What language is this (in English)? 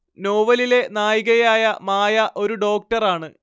Malayalam